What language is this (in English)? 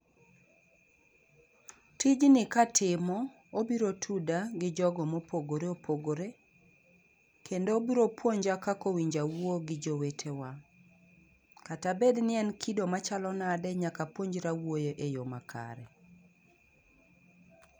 Luo (Kenya and Tanzania)